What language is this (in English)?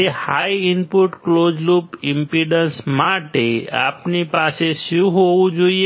Gujarati